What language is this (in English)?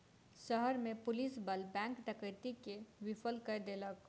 Maithili